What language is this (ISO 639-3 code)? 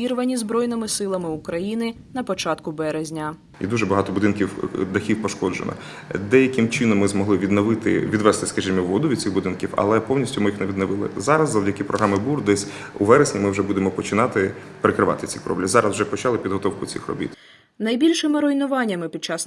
ukr